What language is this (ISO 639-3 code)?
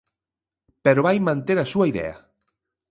glg